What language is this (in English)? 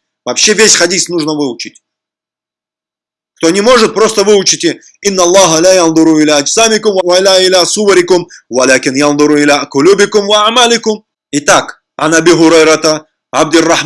Russian